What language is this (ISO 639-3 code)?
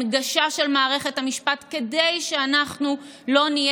heb